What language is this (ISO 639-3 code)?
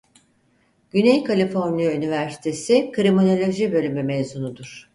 tur